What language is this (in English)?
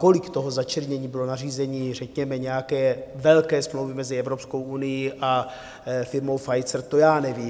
Czech